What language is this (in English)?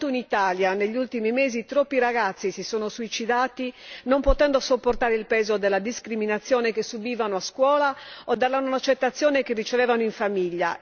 Italian